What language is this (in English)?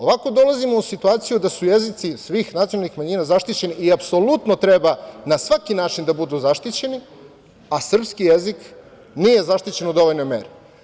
Serbian